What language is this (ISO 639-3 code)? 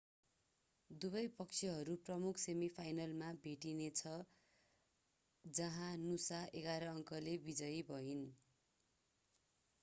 nep